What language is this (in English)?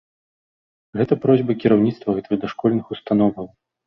Belarusian